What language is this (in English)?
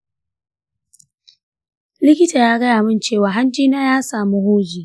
Hausa